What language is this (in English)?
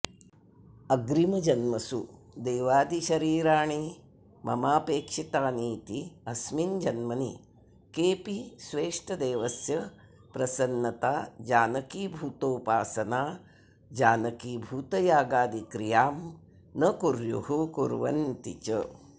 Sanskrit